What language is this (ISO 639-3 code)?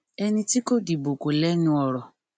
yor